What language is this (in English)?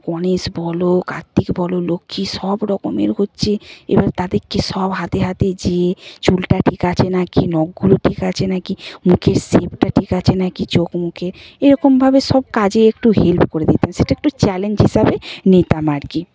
Bangla